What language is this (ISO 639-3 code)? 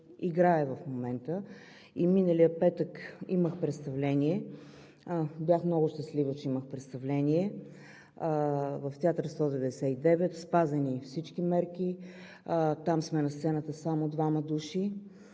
bul